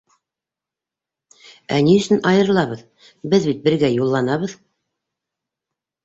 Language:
Bashkir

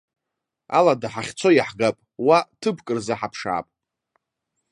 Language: Abkhazian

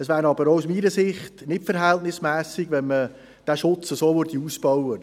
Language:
Swiss German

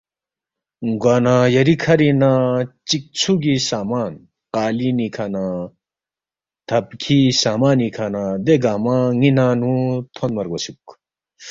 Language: Balti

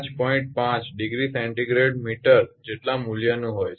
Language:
Gujarati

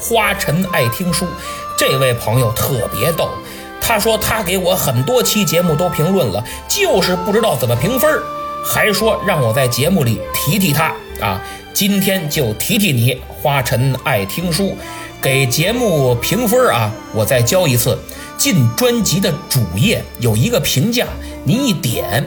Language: Chinese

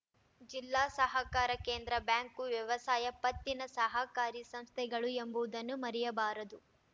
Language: Kannada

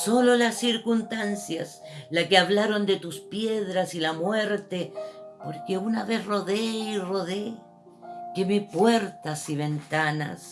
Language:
Spanish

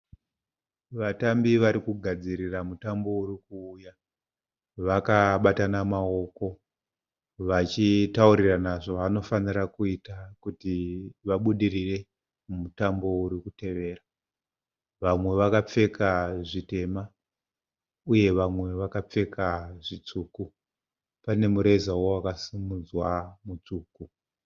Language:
Shona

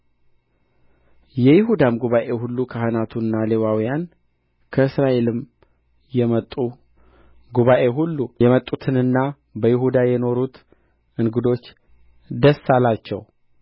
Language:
Amharic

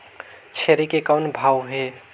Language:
Chhattisgarhi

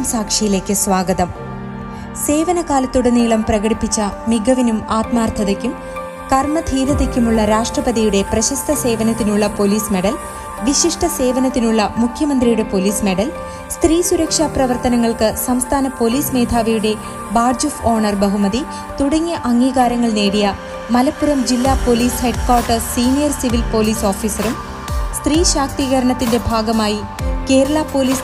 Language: Malayalam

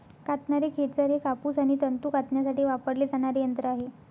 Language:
Marathi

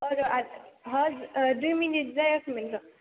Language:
Bodo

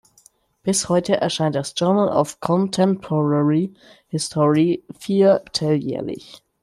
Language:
German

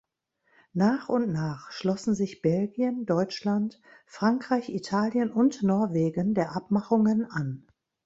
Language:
German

